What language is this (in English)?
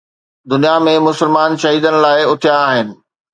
Sindhi